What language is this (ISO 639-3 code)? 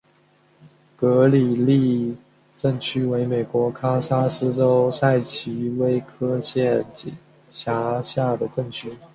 zho